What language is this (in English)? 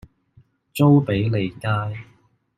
Cantonese